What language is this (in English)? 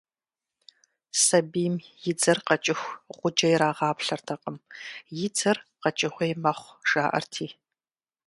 Kabardian